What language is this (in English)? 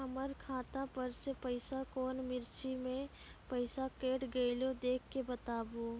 Maithili